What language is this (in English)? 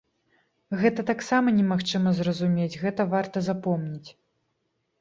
Belarusian